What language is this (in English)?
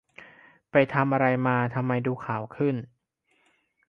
Thai